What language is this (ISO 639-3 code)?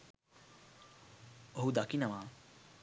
sin